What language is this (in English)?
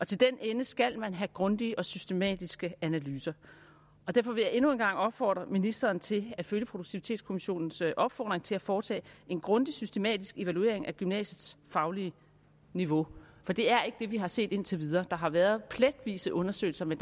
Danish